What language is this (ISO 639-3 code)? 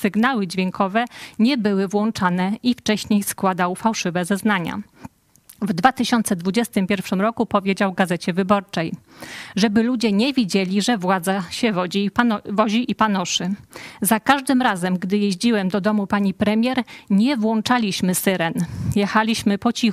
pol